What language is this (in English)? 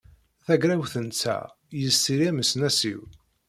Kabyle